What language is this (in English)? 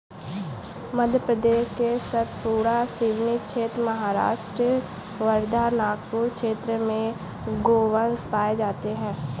Hindi